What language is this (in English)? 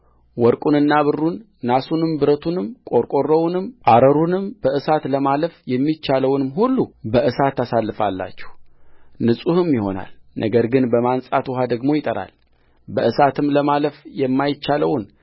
Amharic